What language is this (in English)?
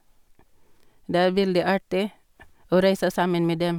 Norwegian